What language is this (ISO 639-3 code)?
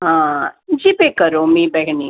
san